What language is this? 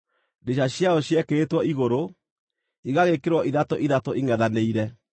Kikuyu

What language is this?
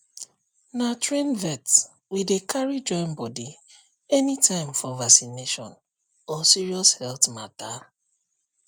Nigerian Pidgin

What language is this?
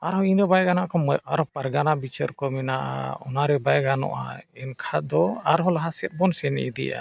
Santali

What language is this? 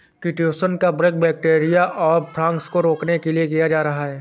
Hindi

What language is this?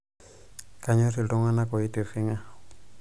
Masai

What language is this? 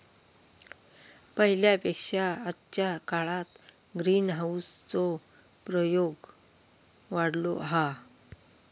Marathi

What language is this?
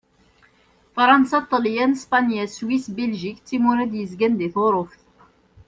Kabyle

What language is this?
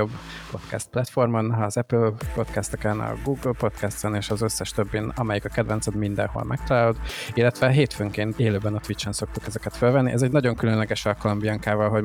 Hungarian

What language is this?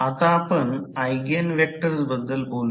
Marathi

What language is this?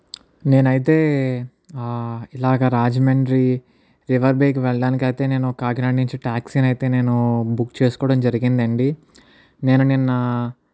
Telugu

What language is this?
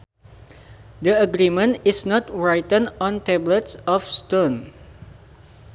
Sundanese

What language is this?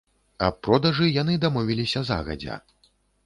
Belarusian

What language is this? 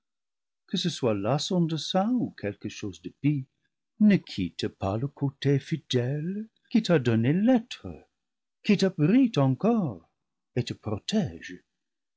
French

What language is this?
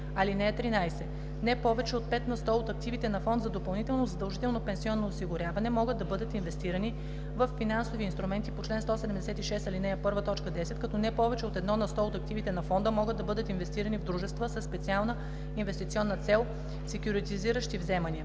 Bulgarian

